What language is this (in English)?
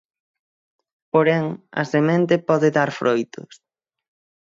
Galician